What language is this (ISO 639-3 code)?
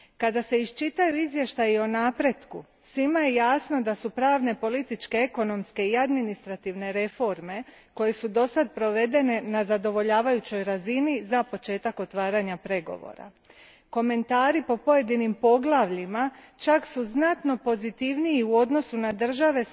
hrv